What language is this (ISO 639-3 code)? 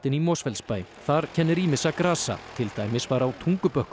isl